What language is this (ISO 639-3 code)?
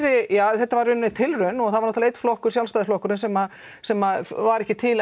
isl